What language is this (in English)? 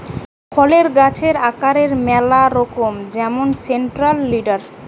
Bangla